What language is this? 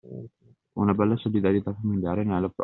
Italian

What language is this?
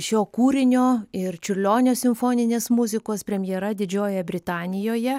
Lithuanian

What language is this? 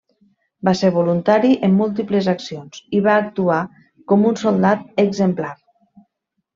Catalan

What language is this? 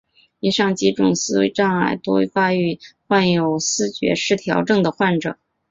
Chinese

